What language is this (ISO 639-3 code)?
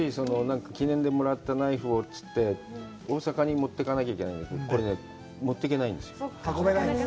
jpn